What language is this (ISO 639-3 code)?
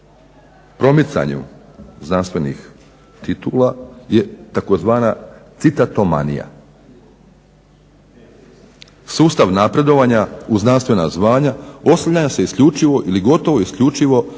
hrv